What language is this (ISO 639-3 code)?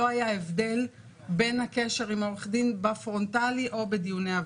heb